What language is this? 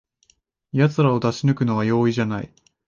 Japanese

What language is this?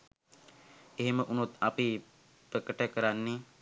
Sinhala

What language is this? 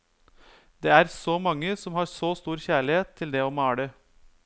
Norwegian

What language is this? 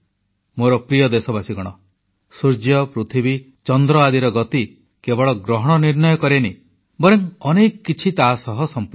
Odia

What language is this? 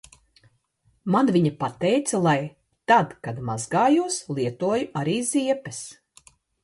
Latvian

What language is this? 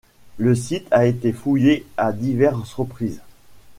French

